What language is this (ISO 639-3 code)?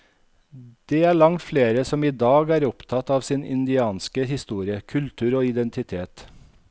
nor